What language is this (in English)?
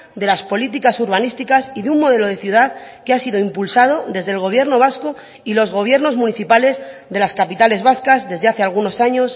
Spanish